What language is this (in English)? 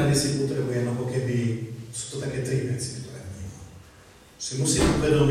Slovak